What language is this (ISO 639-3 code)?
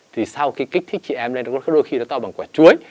vie